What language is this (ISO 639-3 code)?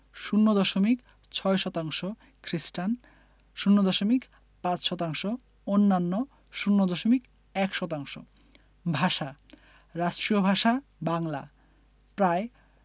ben